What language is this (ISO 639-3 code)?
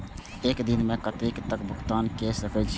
mai